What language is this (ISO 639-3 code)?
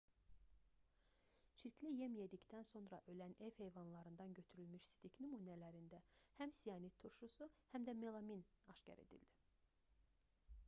aze